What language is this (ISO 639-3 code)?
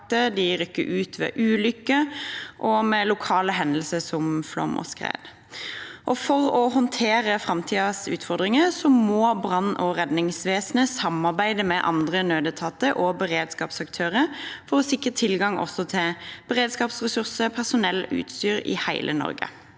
nor